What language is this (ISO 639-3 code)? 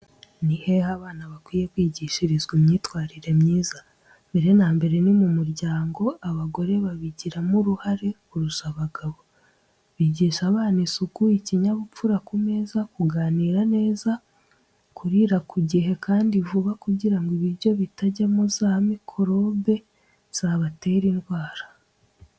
kin